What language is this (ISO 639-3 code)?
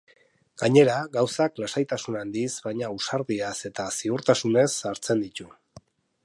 eus